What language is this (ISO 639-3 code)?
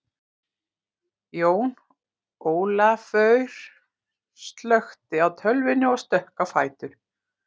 isl